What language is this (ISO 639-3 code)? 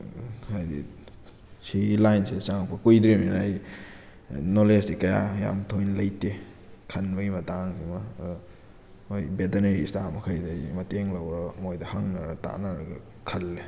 mni